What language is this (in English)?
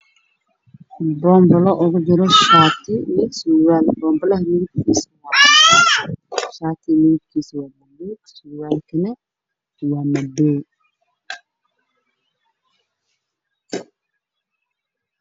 Somali